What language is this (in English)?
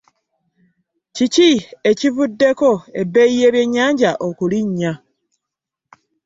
Ganda